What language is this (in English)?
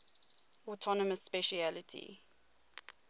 English